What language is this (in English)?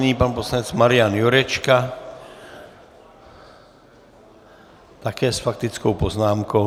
Czech